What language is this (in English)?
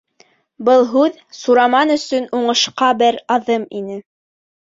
Bashkir